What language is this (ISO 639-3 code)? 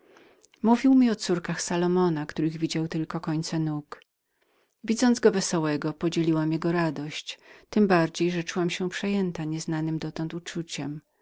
pol